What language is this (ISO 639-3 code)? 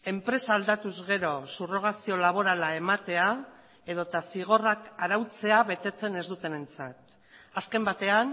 eus